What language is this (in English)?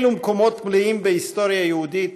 Hebrew